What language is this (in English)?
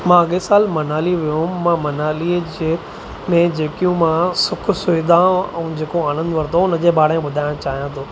Sindhi